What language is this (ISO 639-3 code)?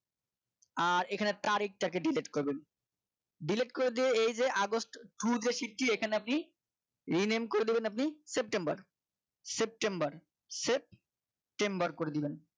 ben